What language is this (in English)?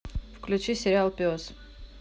Russian